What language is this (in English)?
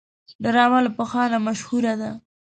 Pashto